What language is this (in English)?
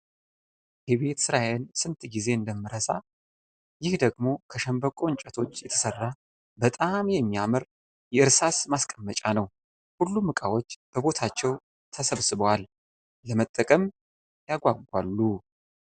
Amharic